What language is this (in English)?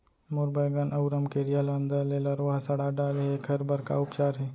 Chhattisgarhi